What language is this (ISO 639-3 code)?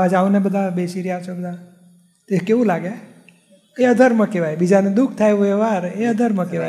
guj